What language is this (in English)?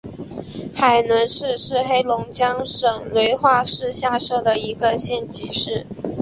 Chinese